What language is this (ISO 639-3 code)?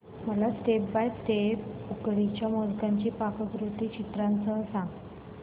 mar